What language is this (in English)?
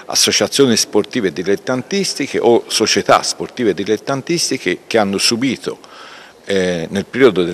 Italian